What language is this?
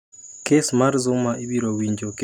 Luo (Kenya and Tanzania)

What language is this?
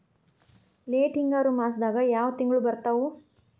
Kannada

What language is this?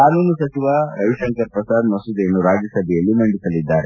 Kannada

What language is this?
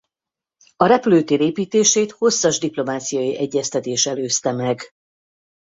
Hungarian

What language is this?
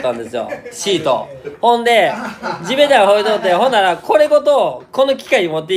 Japanese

